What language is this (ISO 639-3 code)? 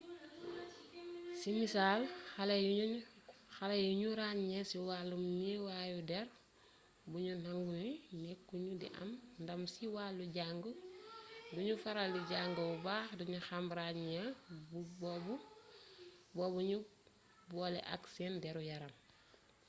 wol